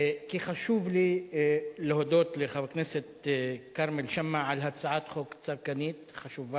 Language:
Hebrew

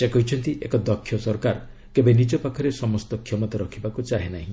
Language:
Odia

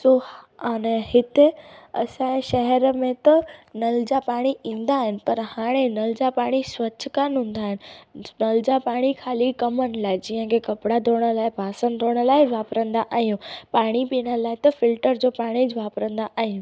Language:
Sindhi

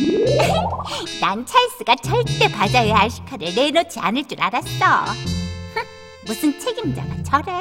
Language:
Korean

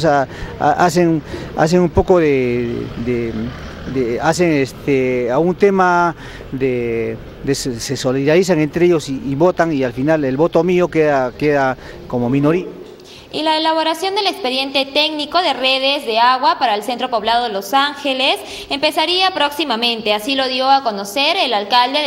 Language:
Spanish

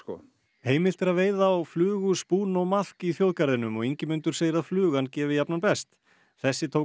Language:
Icelandic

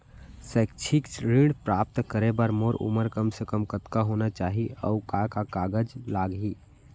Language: Chhattisgarhi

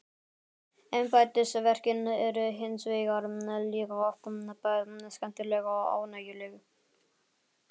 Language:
Icelandic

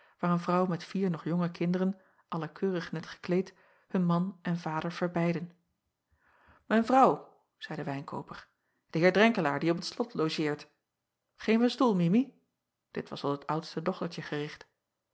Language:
Dutch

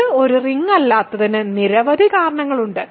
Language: Malayalam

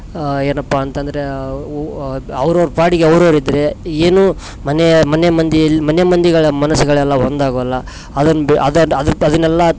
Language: Kannada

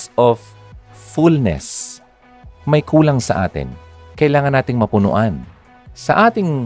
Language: Filipino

